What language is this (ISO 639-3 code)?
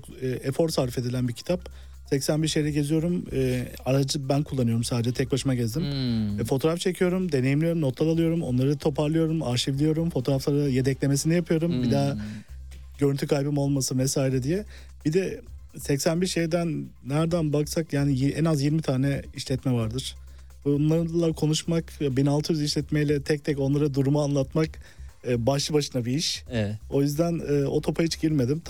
tur